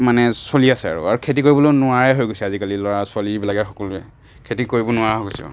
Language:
Assamese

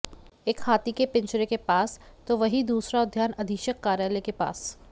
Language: Hindi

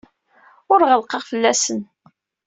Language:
Kabyle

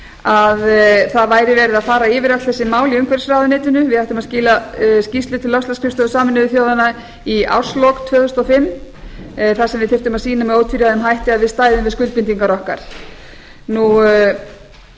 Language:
Icelandic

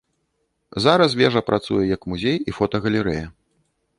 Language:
Belarusian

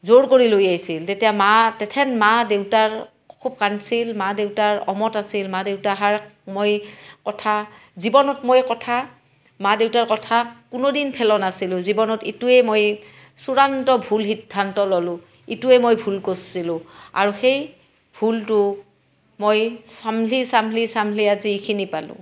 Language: Assamese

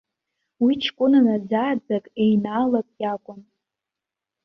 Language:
Abkhazian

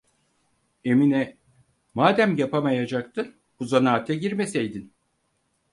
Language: Turkish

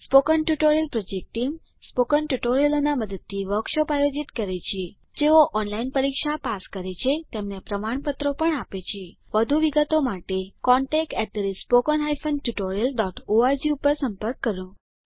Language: Gujarati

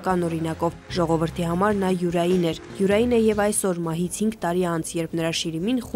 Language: Romanian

